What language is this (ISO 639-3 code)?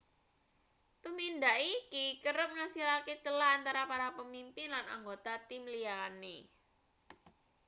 jav